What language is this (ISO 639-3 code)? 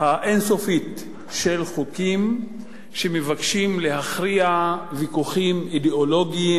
heb